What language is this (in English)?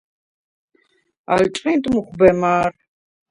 Svan